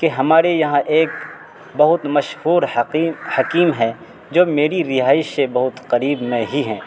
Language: Urdu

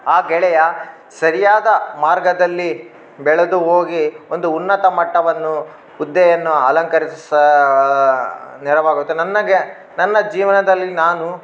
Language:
Kannada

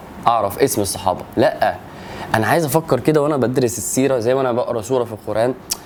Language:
Arabic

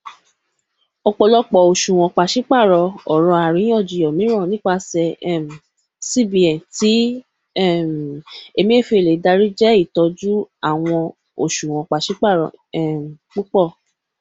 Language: Yoruba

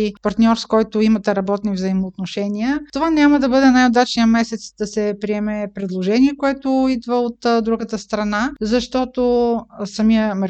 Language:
Bulgarian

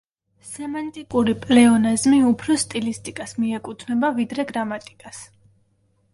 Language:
Georgian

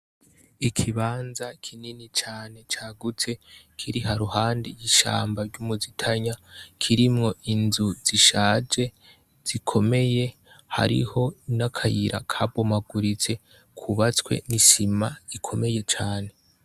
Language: Rundi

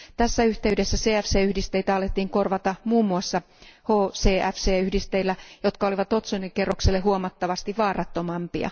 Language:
Finnish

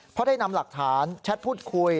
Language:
Thai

